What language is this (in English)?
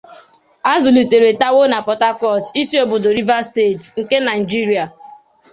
Igbo